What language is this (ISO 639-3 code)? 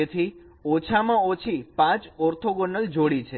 guj